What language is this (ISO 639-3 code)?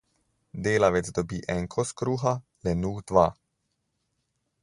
slv